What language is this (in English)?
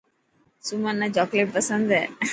Dhatki